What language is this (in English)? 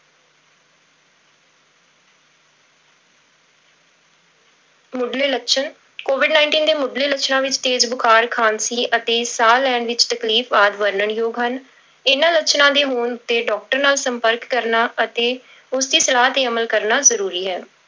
Punjabi